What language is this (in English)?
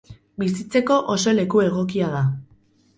Basque